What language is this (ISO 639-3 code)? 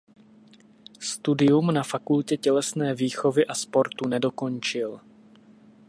ces